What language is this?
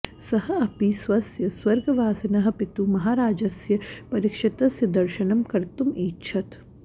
Sanskrit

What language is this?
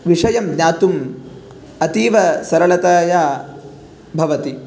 Sanskrit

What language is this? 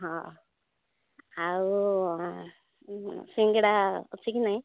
Odia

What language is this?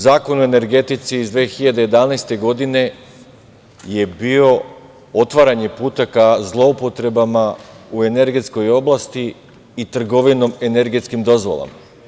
Serbian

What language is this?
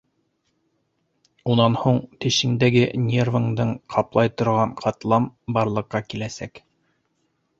Bashkir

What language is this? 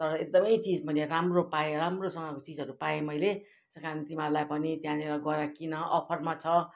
Nepali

